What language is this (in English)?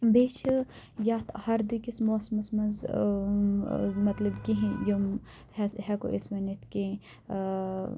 Kashmiri